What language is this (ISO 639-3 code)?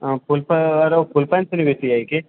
mai